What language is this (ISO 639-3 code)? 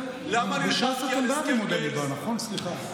heb